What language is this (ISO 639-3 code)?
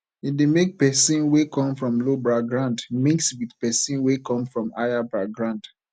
pcm